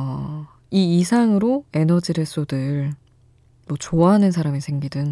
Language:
Korean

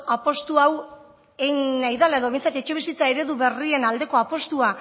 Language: Basque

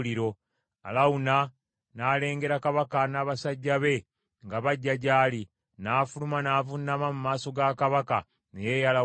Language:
Ganda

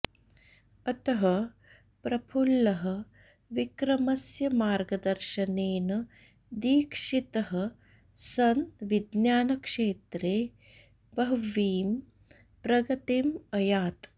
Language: Sanskrit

